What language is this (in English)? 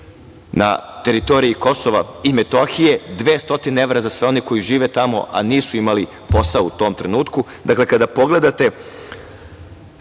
Serbian